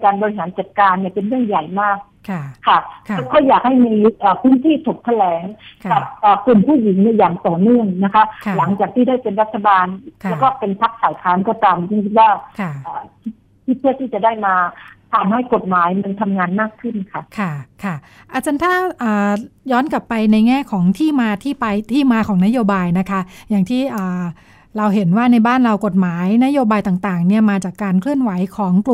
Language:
Thai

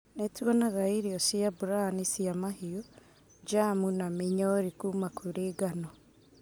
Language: Kikuyu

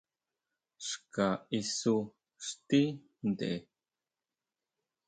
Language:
Huautla Mazatec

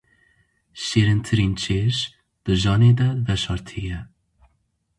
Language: Kurdish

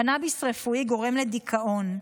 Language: Hebrew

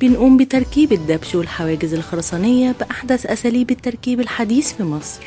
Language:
Arabic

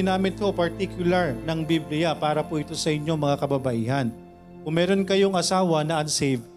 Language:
Filipino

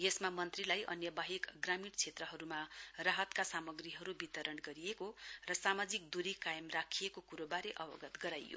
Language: Nepali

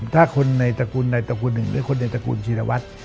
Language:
Thai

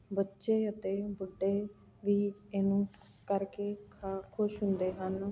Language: Punjabi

